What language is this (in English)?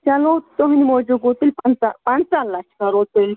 Kashmiri